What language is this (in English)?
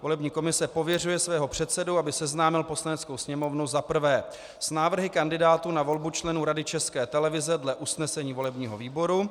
Czech